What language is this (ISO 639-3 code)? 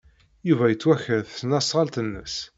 kab